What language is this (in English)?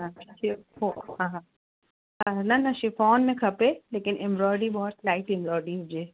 Sindhi